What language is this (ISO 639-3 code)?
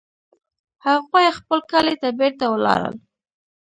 pus